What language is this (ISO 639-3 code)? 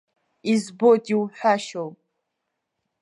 abk